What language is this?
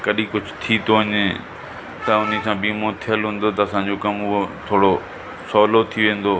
Sindhi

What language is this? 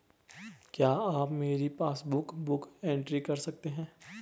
Hindi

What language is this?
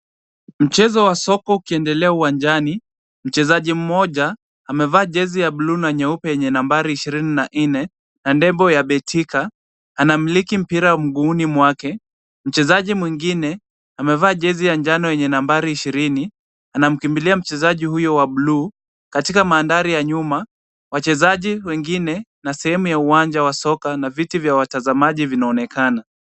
Swahili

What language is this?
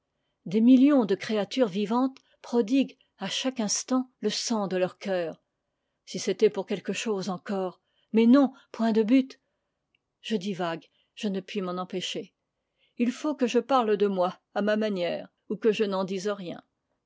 French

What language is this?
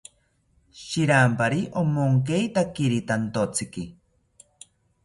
South Ucayali Ashéninka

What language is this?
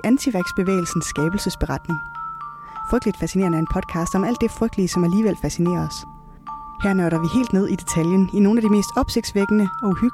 Danish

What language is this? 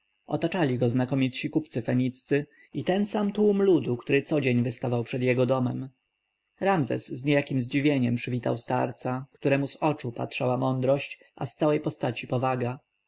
Polish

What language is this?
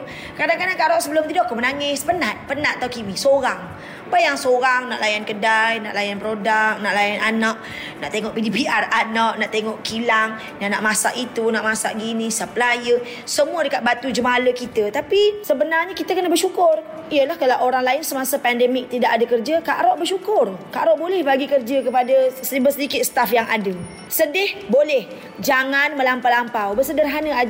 Malay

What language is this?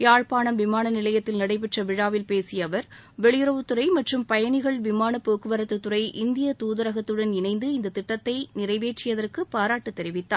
Tamil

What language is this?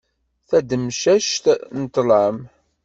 Kabyle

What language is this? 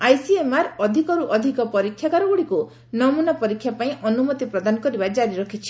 Odia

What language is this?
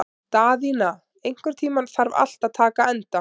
Icelandic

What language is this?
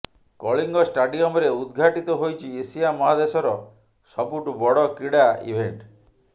Odia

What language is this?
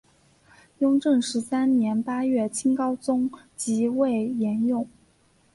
Chinese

